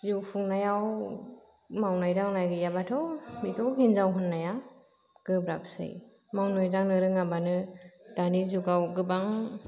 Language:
Bodo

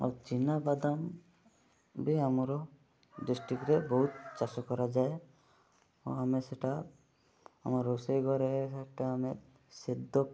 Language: Odia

